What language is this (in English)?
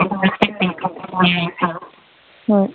Manipuri